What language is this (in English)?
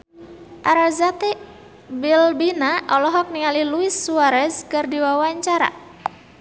Sundanese